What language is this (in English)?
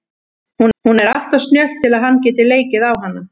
Icelandic